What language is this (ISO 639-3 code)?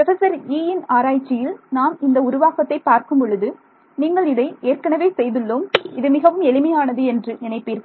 tam